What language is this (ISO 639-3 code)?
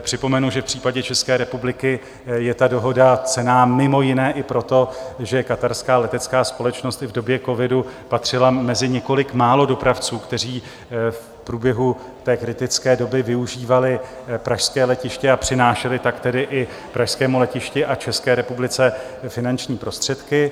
ces